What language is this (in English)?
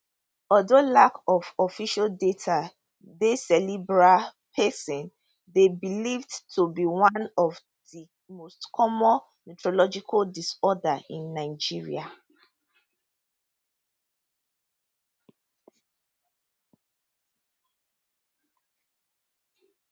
Nigerian Pidgin